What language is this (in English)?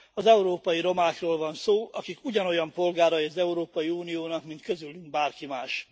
Hungarian